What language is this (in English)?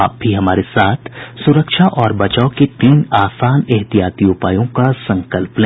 Hindi